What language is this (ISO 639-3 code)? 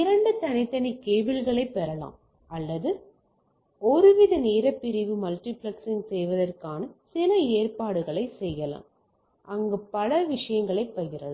tam